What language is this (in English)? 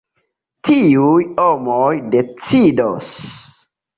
Esperanto